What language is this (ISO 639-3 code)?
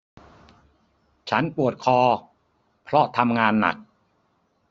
tha